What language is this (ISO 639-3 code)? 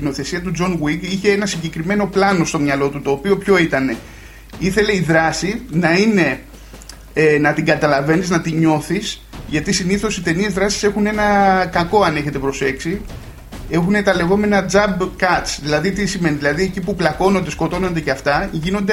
ell